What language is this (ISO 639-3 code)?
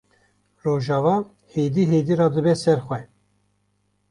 kur